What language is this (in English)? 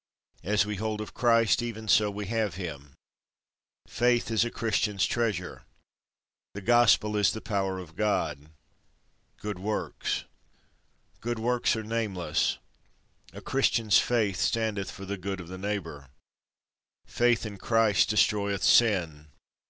English